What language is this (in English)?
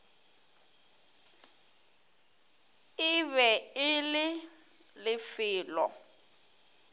Northern Sotho